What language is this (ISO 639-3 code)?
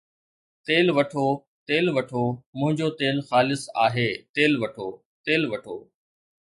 snd